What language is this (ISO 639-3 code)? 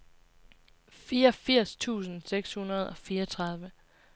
dan